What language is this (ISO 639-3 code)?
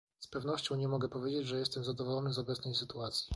pol